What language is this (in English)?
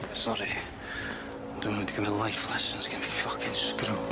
Welsh